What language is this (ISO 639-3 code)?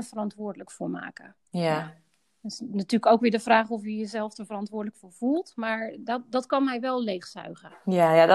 nld